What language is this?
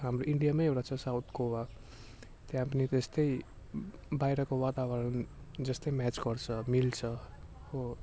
Nepali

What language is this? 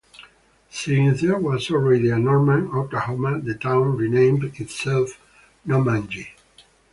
English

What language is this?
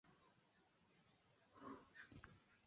Swahili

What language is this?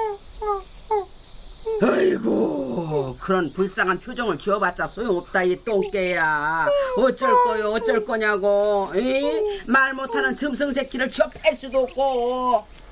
Korean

